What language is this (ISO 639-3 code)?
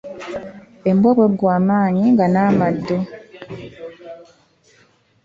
lug